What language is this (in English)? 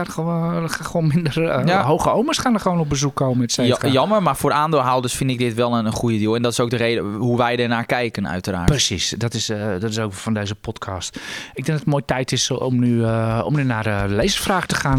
Dutch